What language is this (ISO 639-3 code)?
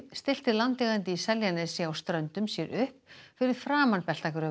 isl